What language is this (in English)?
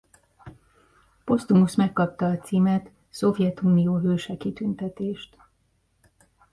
Hungarian